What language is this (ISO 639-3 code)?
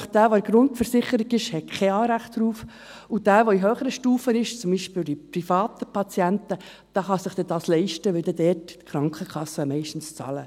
gsw